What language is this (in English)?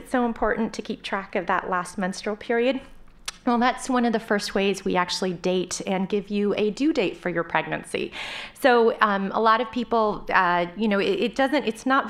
English